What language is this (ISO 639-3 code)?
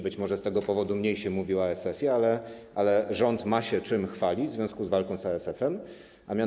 pol